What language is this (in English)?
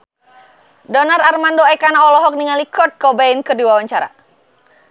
Sundanese